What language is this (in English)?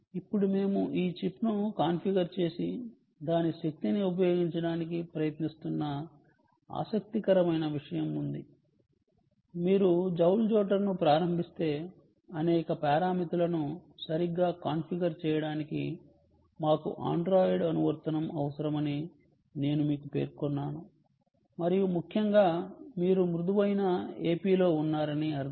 Telugu